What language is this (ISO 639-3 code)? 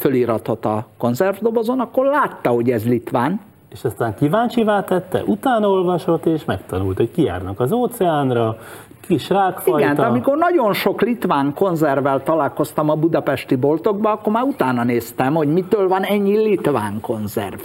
hun